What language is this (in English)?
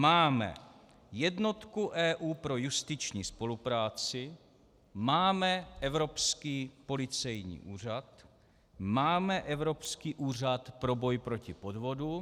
Czech